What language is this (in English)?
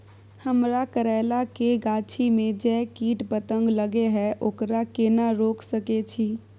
Maithili